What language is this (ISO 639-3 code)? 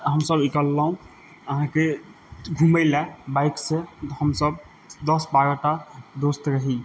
mai